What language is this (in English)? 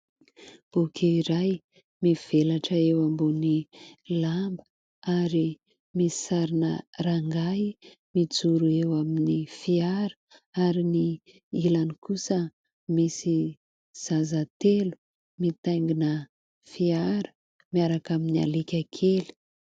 Malagasy